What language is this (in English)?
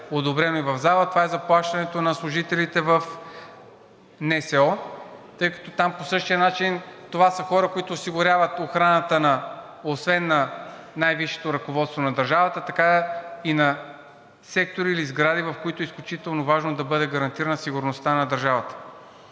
Bulgarian